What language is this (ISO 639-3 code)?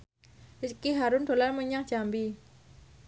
jav